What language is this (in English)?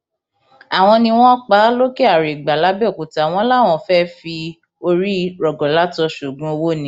Yoruba